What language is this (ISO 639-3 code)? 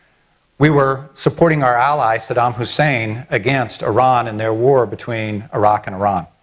eng